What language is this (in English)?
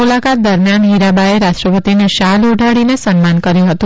Gujarati